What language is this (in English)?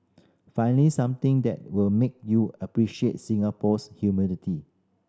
English